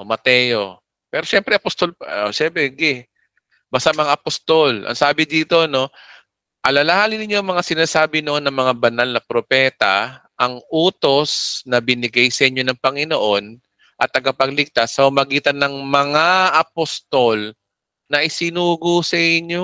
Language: Filipino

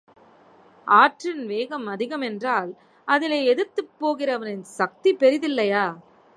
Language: Tamil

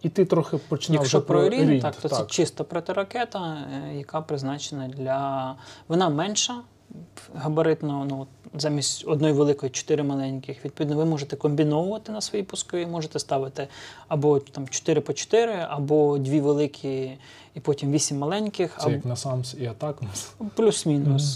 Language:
Ukrainian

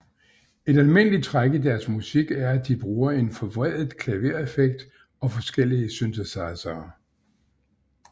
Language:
Danish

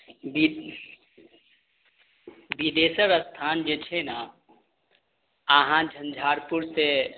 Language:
Maithili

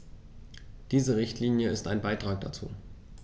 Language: German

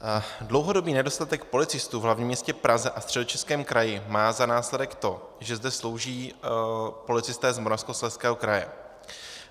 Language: Czech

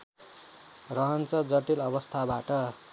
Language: Nepali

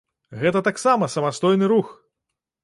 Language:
Belarusian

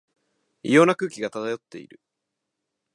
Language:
Japanese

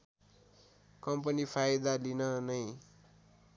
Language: Nepali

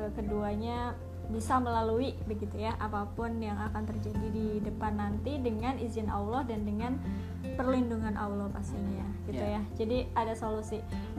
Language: Indonesian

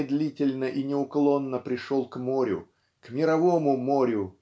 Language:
Russian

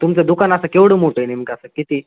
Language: Marathi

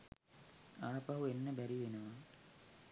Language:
Sinhala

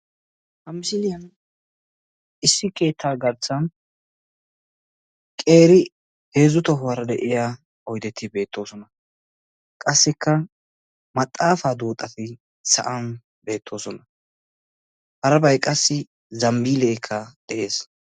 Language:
Wolaytta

